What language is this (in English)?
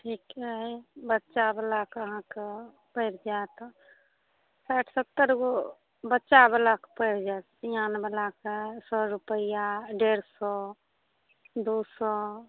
Maithili